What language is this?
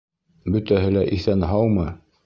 Bashkir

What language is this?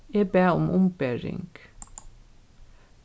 Faroese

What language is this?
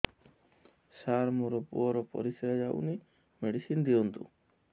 Odia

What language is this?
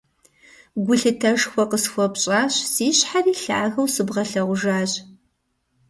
Kabardian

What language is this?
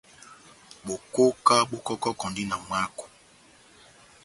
Batanga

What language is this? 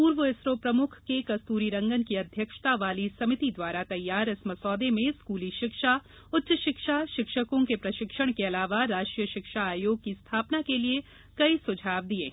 Hindi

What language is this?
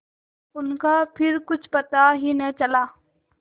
Hindi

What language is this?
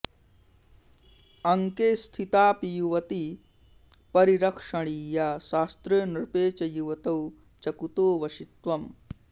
Sanskrit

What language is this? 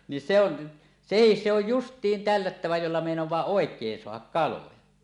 Finnish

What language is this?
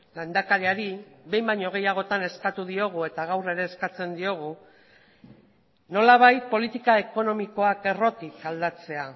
Basque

